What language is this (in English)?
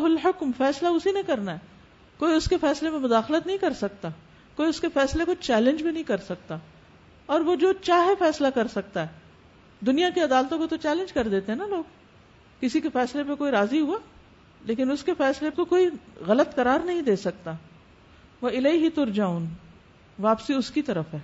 Urdu